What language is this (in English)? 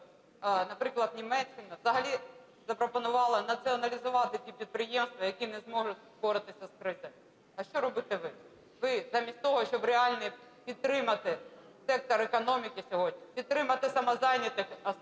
Ukrainian